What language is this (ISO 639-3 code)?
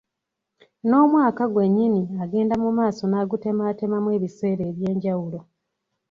lug